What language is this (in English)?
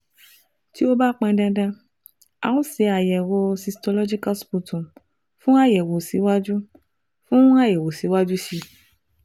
Yoruba